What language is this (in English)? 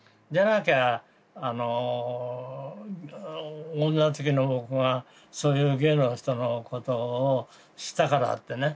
Japanese